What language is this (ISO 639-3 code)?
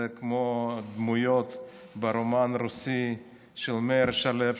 heb